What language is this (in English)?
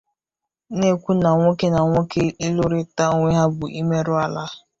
Igbo